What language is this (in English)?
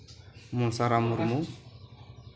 Santali